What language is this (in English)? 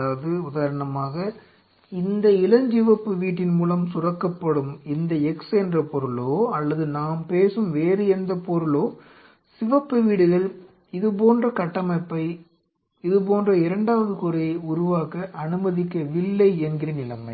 Tamil